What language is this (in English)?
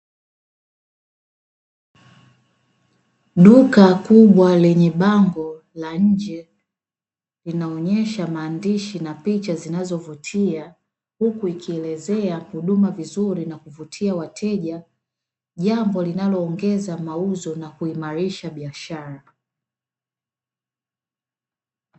Swahili